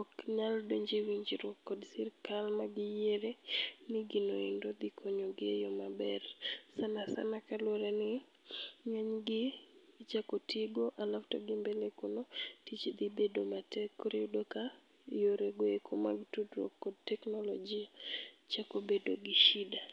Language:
Luo (Kenya and Tanzania)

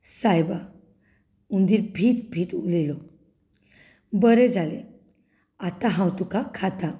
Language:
Konkani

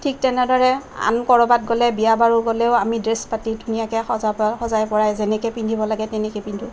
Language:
Assamese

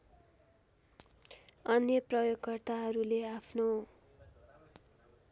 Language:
Nepali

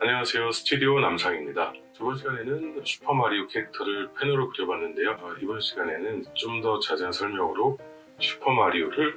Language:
Korean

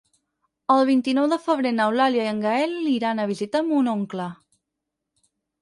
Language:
Catalan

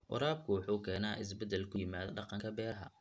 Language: Somali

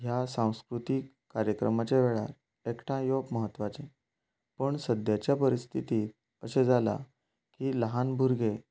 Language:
Konkani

